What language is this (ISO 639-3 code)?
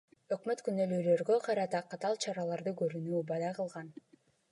kir